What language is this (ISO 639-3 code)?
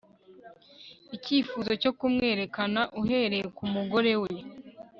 kin